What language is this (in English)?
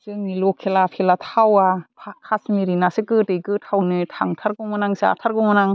Bodo